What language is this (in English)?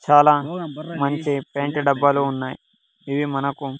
Telugu